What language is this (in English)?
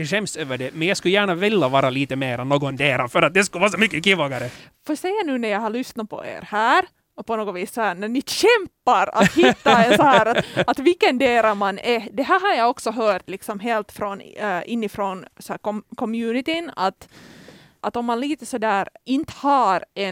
Swedish